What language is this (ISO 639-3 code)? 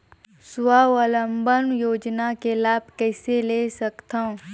hne